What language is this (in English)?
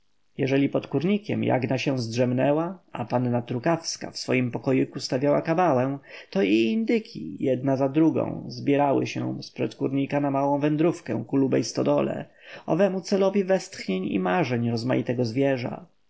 Polish